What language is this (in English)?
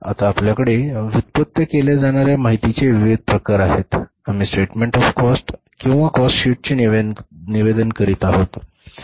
Marathi